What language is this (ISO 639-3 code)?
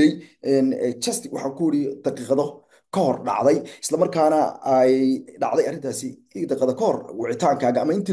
ara